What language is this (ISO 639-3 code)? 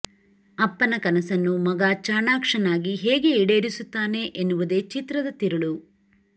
kan